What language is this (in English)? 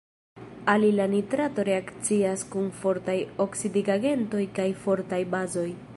Esperanto